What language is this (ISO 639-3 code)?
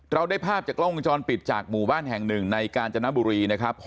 tha